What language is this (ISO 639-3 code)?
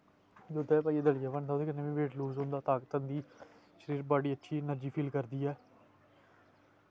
doi